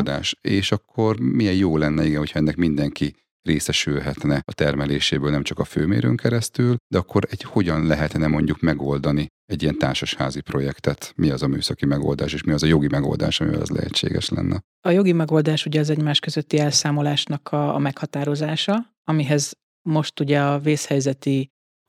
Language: Hungarian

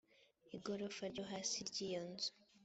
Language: Kinyarwanda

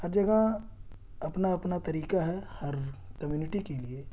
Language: Urdu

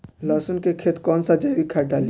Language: Bhojpuri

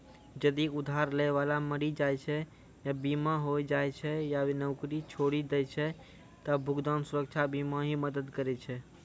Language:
Maithili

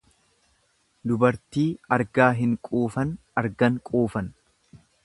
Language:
Oromo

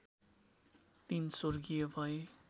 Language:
Nepali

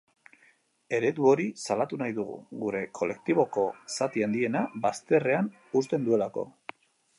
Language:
Basque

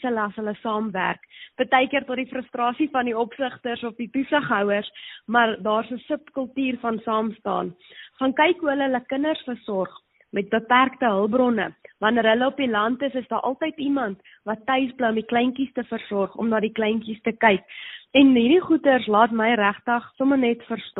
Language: Swedish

